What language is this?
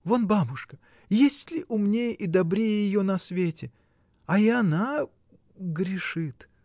Russian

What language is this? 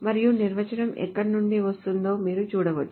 Telugu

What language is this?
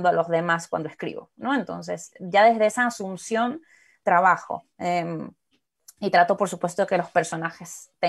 Spanish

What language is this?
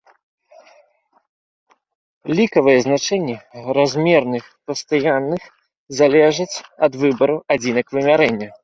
Belarusian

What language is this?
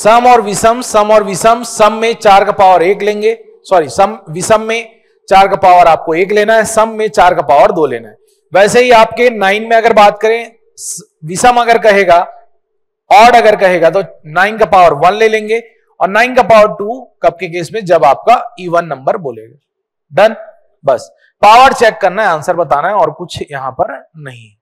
Hindi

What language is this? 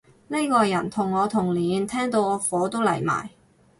Cantonese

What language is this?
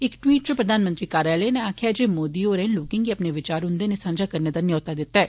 Dogri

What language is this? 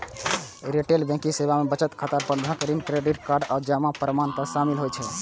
Maithili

